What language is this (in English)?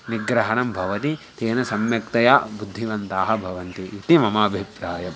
Sanskrit